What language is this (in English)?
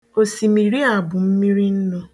Igbo